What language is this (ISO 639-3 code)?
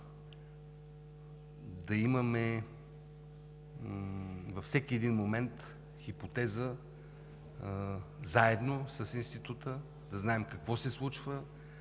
bul